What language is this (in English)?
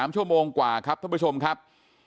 Thai